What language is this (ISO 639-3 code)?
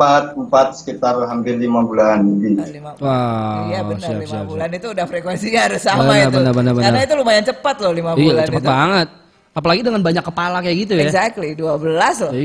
ind